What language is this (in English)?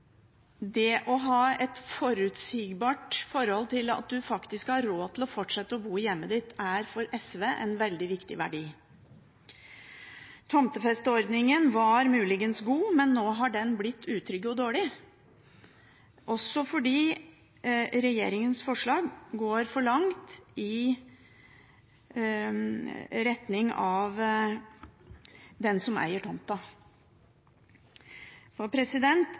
Norwegian Bokmål